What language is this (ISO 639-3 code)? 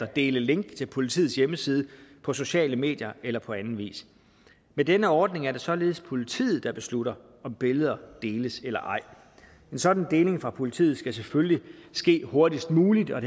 dan